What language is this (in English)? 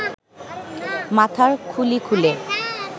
Bangla